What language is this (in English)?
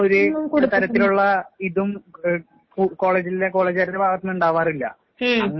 Malayalam